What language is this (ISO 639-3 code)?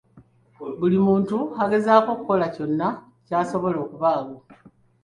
lug